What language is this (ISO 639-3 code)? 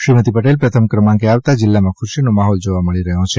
guj